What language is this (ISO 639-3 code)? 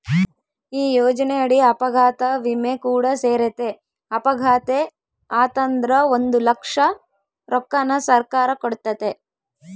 kan